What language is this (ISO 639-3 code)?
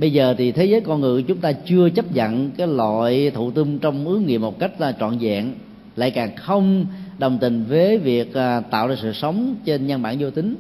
vie